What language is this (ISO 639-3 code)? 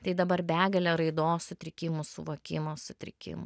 lit